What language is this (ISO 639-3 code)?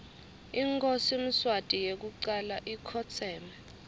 ssw